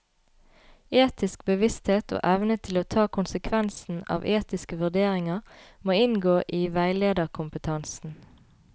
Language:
Norwegian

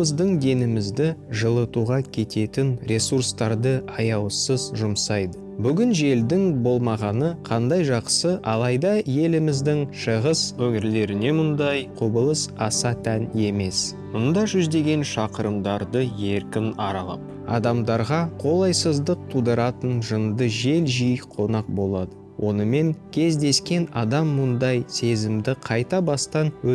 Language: Kazakh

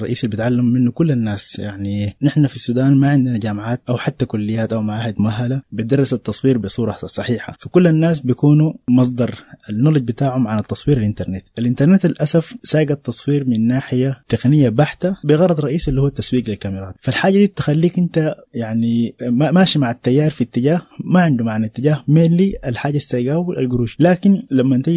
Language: Arabic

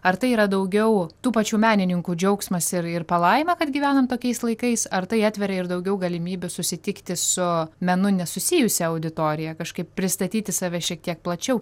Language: Lithuanian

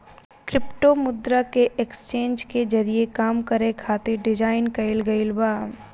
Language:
Bhojpuri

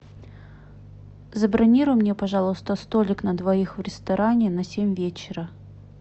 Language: Russian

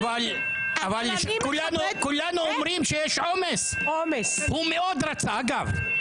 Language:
Hebrew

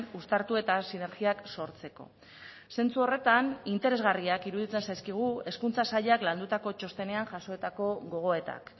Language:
Basque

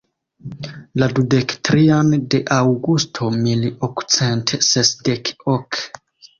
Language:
Esperanto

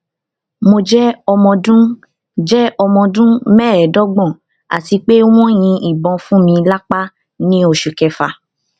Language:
Yoruba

